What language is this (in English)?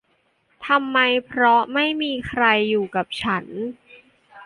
Thai